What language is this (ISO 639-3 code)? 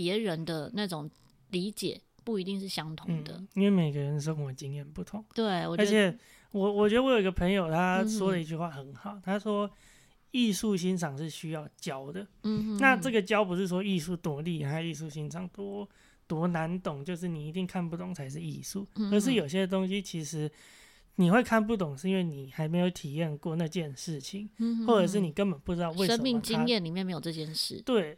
zho